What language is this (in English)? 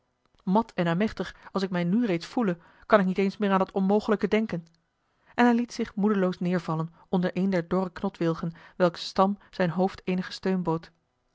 Dutch